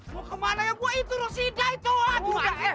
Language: Indonesian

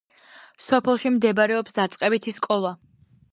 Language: Georgian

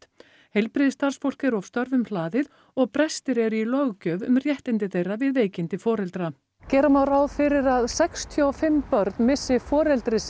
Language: Icelandic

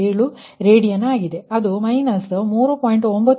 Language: Kannada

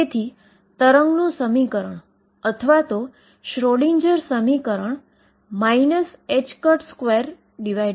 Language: Gujarati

